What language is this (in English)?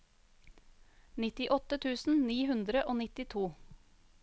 Norwegian